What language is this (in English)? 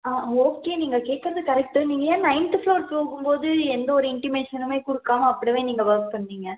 Tamil